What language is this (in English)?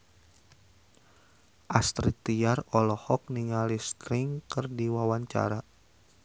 Sundanese